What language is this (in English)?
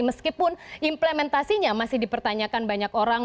Indonesian